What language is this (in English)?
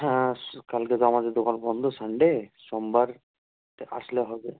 Bangla